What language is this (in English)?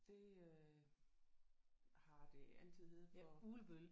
Danish